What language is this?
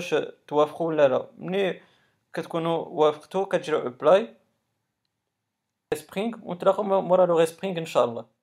Arabic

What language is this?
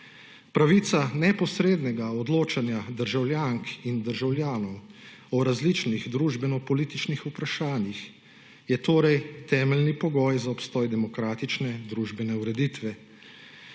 Slovenian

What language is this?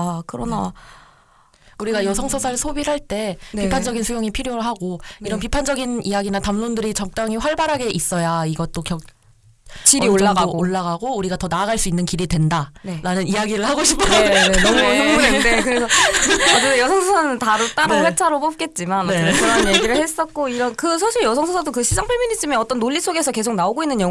Korean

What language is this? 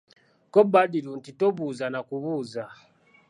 Ganda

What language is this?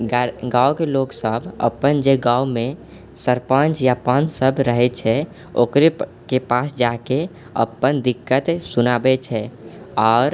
Maithili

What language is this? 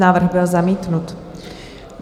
Czech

